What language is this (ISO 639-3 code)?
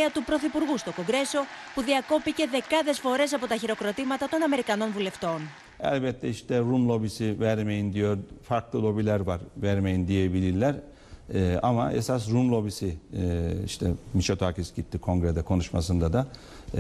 ell